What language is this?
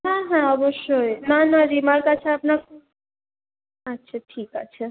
Bangla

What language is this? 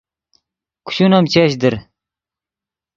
Yidgha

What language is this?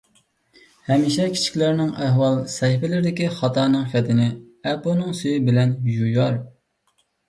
Uyghur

